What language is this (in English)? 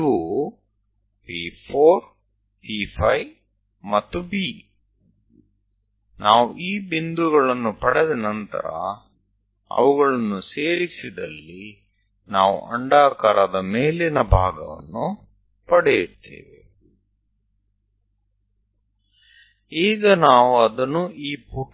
Gujarati